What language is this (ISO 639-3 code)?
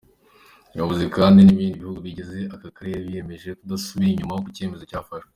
kin